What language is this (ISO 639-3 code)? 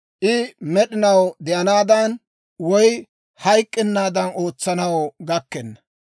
dwr